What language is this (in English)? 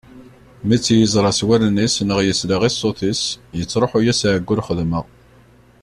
Kabyle